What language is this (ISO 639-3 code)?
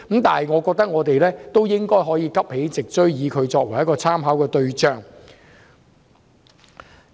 yue